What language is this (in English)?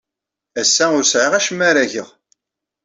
Kabyle